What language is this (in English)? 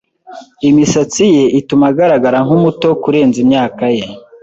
Kinyarwanda